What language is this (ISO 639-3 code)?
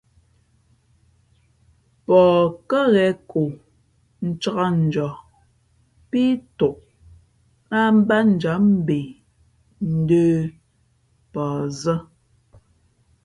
fmp